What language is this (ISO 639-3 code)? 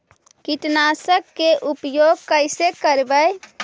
mag